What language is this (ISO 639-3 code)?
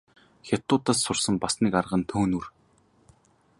mon